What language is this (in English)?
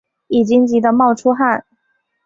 Chinese